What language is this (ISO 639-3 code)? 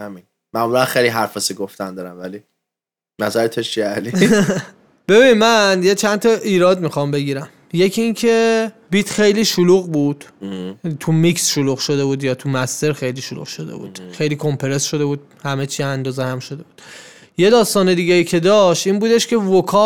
fas